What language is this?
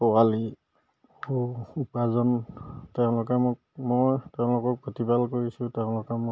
Assamese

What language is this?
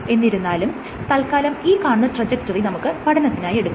Malayalam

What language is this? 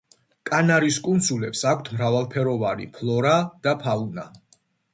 Georgian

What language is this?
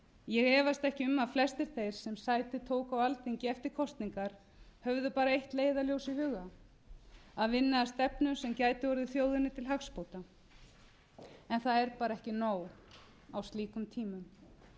Icelandic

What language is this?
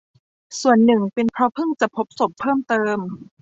Thai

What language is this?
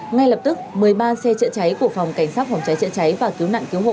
Vietnamese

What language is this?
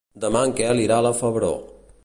Catalan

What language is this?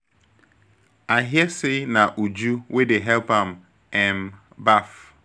Nigerian Pidgin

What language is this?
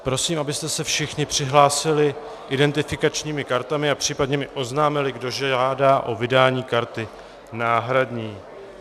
Czech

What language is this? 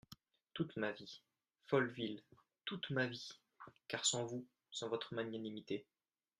French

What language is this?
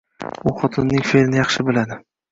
Uzbek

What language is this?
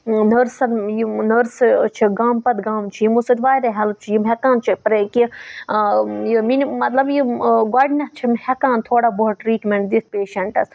Kashmiri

